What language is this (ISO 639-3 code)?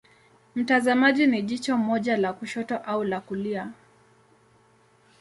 swa